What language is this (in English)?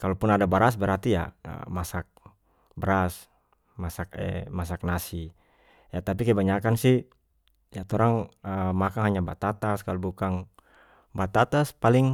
North Moluccan Malay